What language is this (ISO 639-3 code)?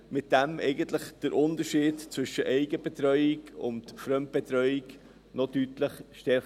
gsw